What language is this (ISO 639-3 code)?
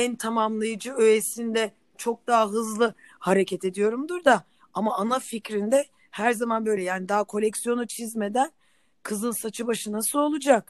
tur